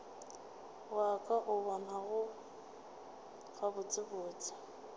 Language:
Northern Sotho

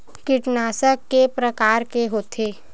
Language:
Chhattisgarhi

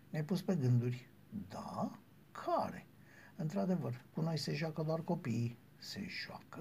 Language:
Romanian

